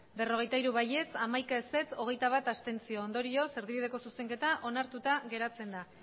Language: Basque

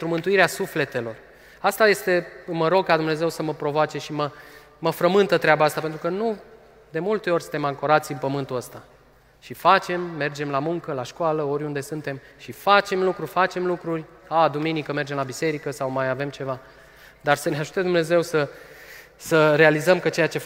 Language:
Romanian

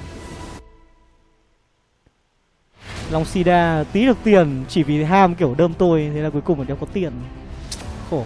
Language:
Vietnamese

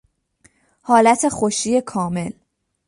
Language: Persian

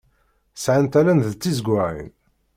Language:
Kabyle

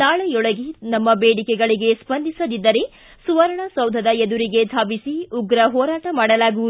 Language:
Kannada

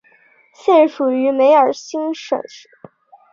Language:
Chinese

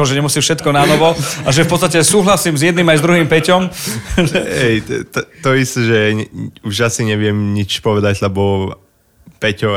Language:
Slovak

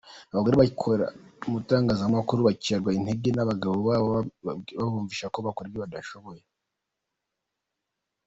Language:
Kinyarwanda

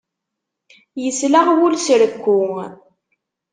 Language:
Kabyle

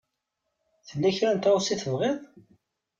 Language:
Kabyle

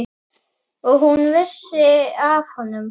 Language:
Icelandic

